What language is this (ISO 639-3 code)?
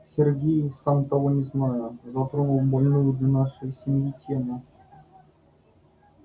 rus